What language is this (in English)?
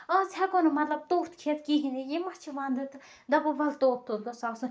Kashmiri